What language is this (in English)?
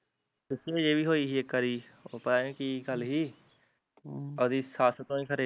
Punjabi